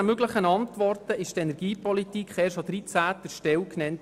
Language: Swiss German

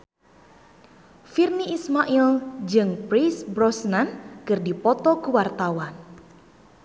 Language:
Sundanese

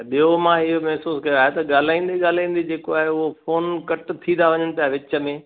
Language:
Sindhi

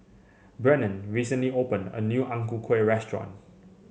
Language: English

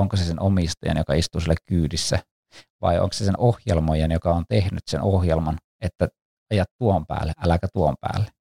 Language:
Finnish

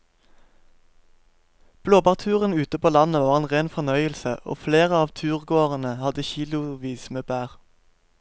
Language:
Norwegian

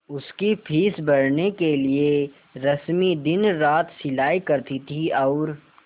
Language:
Hindi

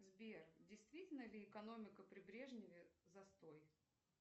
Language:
Russian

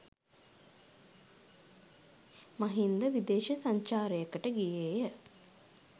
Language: Sinhala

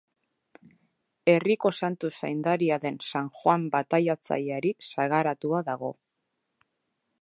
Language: Basque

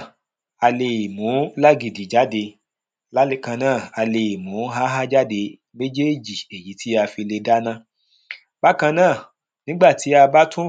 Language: Yoruba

